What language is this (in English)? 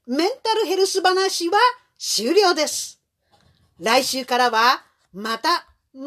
Japanese